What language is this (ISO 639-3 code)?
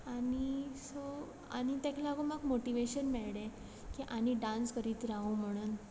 kok